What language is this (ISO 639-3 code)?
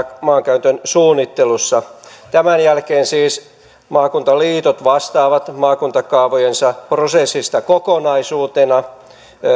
fin